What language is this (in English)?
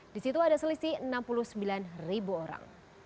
Indonesian